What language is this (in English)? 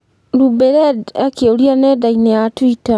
Kikuyu